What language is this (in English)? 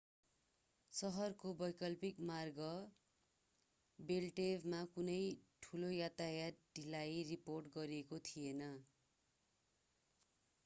Nepali